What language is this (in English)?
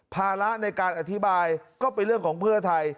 Thai